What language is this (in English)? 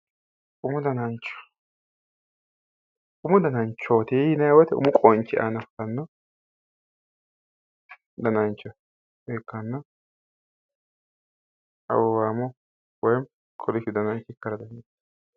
Sidamo